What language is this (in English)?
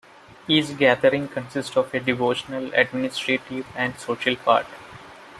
English